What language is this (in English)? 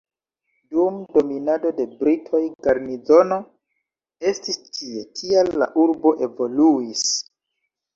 Esperanto